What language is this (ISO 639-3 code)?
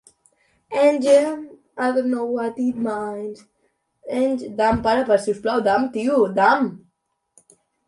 zho